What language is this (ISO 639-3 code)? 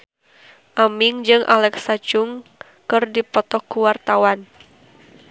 sun